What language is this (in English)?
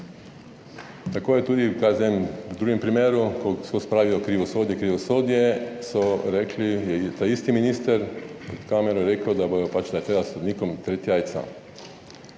Slovenian